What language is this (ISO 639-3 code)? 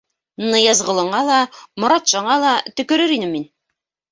bak